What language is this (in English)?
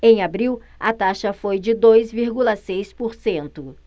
Portuguese